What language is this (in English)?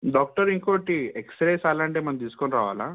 Telugu